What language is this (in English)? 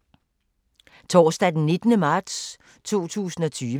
Danish